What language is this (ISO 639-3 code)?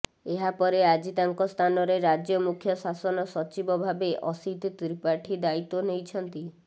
ori